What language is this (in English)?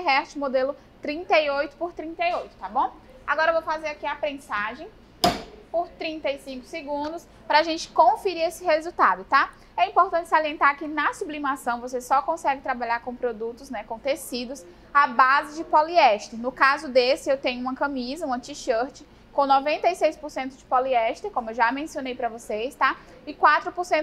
Portuguese